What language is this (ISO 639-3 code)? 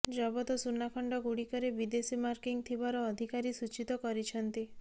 ori